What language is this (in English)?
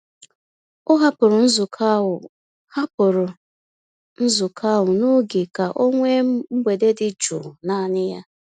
Igbo